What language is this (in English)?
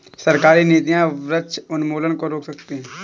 Hindi